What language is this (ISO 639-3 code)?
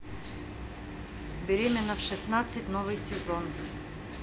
rus